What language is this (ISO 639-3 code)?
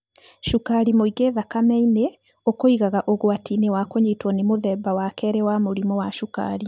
kik